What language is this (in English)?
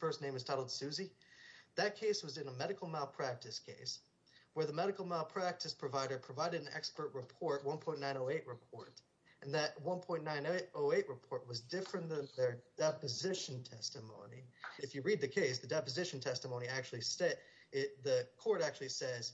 English